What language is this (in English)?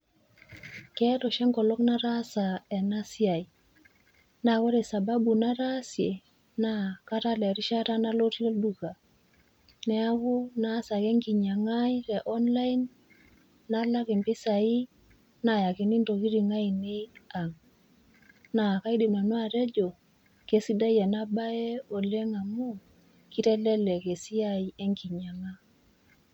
Masai